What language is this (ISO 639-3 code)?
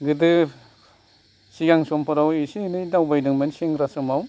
brx